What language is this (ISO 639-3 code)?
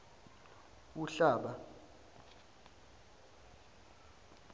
zul